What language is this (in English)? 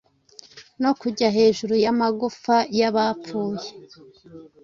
Kinyarwanda